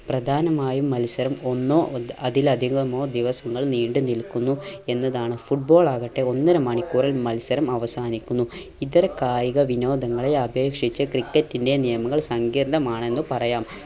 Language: Malayalam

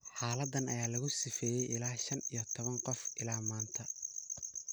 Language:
Somali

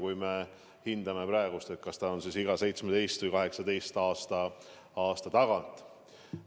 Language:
Estonian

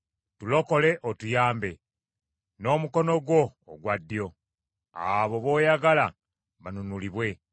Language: Ganda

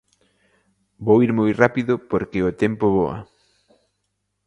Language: Galician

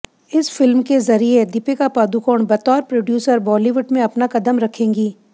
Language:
Hindi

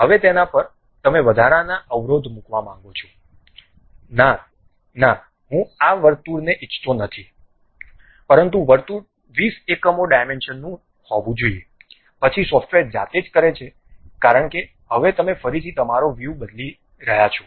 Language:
Gujarati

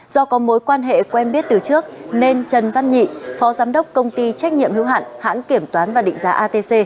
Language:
Vietnamese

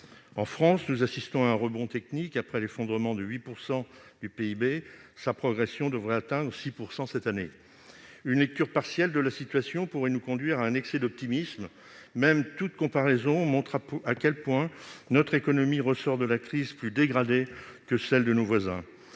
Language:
French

